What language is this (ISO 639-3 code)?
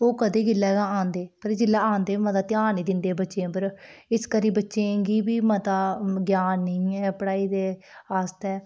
doi